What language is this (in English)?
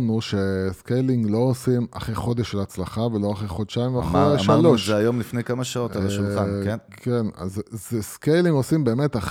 Hebrew